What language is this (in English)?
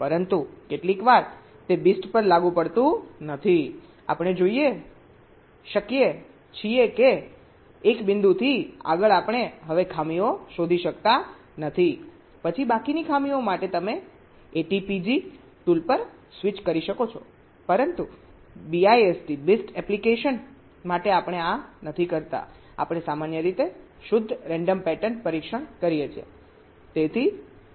Gujarati